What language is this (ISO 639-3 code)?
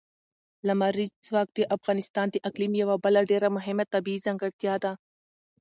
pus